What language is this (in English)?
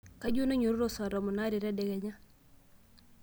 Masai